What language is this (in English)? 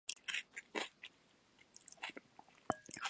Japanese